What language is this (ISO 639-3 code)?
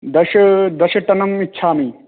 san